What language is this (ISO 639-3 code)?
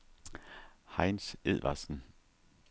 dan